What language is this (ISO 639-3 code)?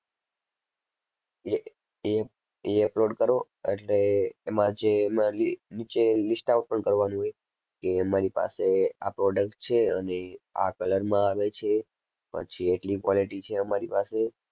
guj